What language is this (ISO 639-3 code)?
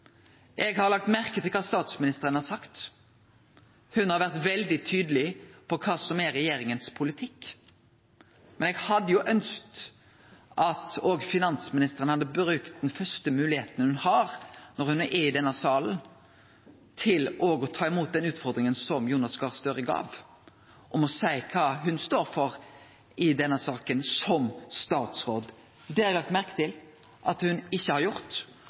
nno